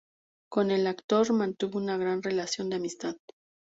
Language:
Spanish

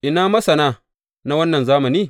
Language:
Hausa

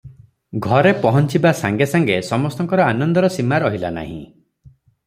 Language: Odia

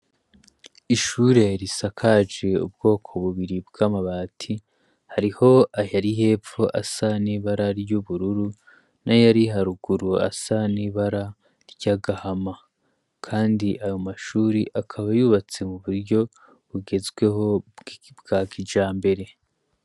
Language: Rundi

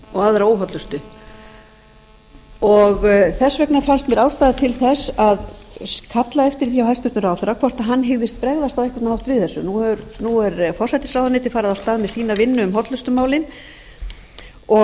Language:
Icelandic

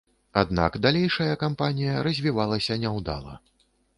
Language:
Belarusian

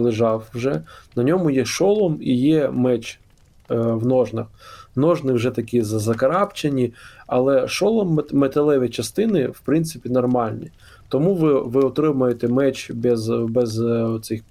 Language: Ukrainian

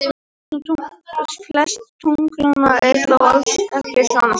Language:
Icelandic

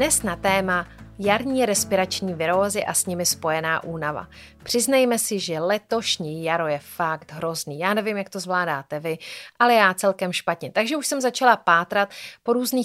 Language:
Czech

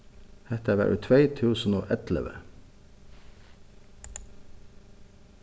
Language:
Faroese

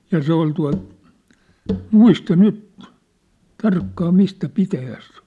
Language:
Finnish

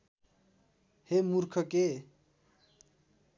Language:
Nepali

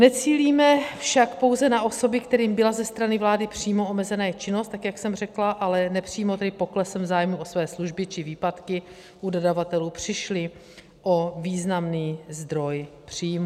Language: Czech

